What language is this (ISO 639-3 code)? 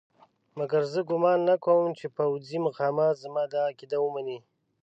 pus